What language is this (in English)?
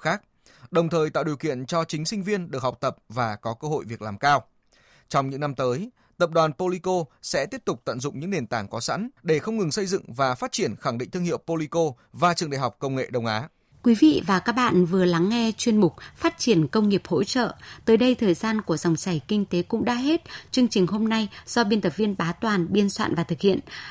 Vietnamese